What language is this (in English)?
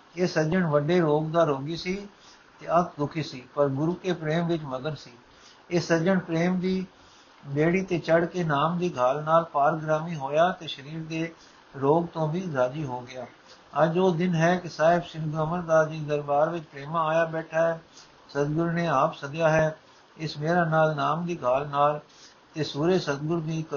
Punjabi